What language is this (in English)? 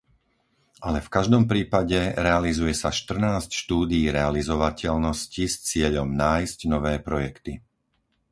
Slovak